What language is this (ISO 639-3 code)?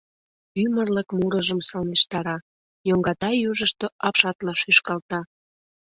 chm